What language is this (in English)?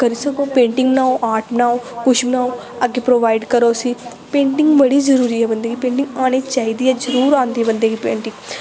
Dogri